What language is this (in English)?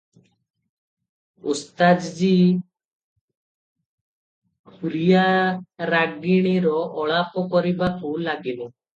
Odia